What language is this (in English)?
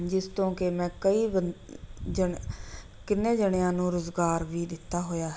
Punjabi